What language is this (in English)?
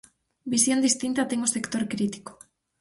Galician